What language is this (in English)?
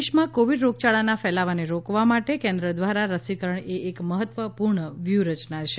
Gujarati